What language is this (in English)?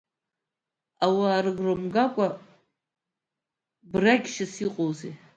Abkhazian